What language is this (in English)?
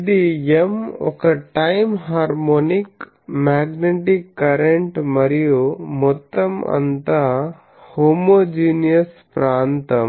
Telugu